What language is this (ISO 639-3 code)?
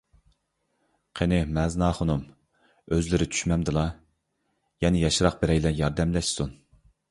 uig